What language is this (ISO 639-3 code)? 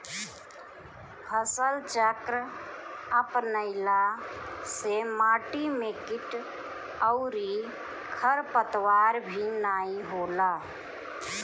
bho